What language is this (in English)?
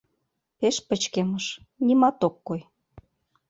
Mari